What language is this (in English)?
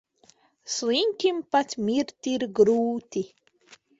Latvian